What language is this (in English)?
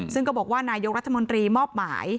Thai